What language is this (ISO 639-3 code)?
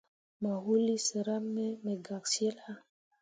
mua